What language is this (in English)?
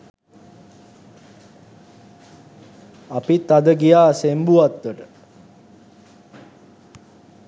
Sinhala